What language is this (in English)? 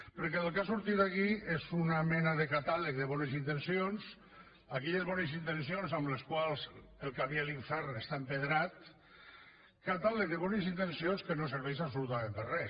Catalan